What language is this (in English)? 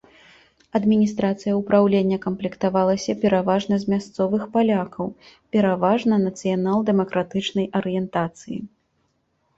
Belarusian